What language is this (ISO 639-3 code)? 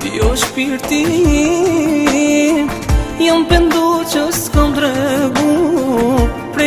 bul